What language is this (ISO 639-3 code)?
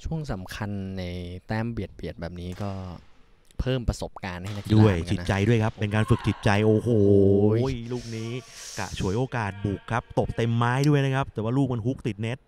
tha